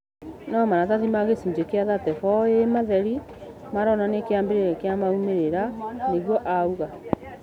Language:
Kikuyu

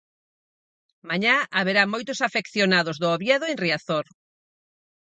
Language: Galician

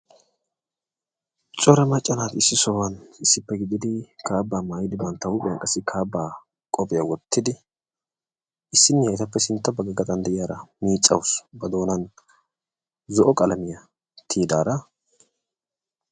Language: Wolaytta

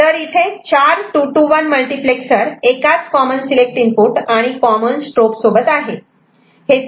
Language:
Marathi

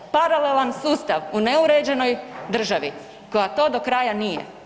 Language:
Croatian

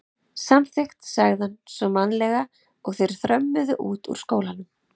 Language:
Icelandic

